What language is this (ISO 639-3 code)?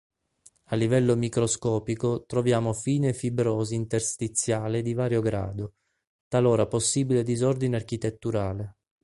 ita